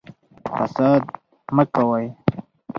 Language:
Pashto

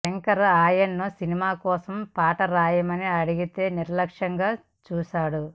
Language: Telugu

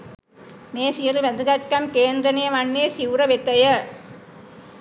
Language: Sinhala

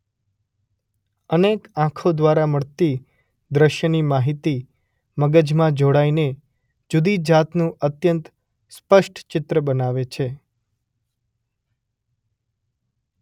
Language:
Gujarati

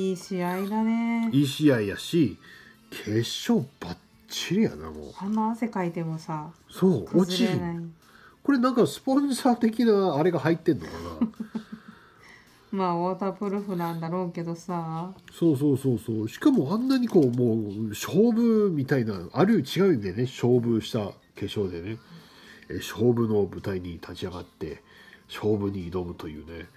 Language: Japanese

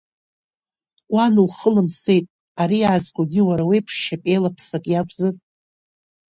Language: Abkhazian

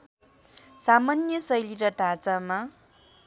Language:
Nepali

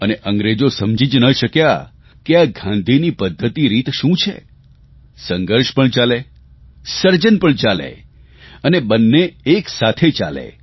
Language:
Gujarati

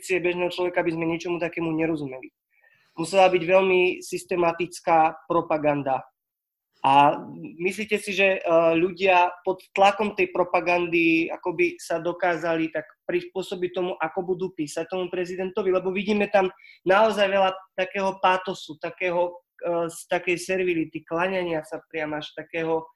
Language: Slovak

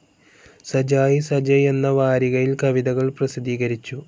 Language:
Malayalam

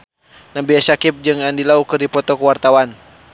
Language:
Sundanese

